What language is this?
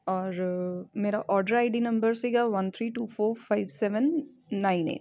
Punjabi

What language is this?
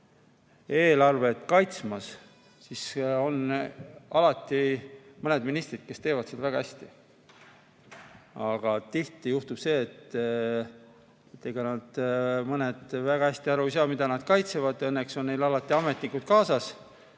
Estonian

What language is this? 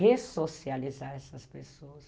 Portuguese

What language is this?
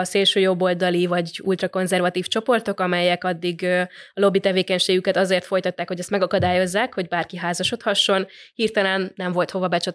Hungarian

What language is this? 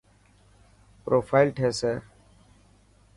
Dhatki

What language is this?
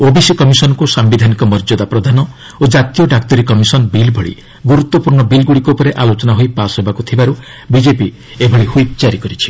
Odia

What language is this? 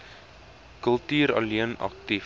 Afrikaans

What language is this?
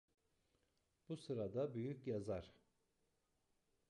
Turkish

